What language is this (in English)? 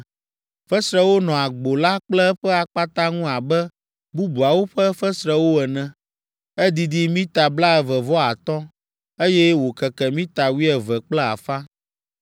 Ewe